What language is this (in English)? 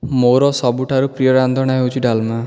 Odia